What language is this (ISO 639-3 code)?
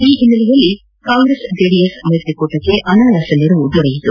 kan